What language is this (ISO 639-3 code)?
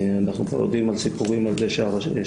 heb